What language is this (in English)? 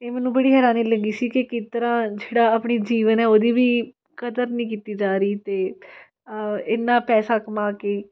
Punjabi